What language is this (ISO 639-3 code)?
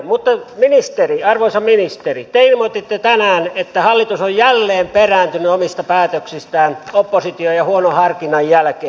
fin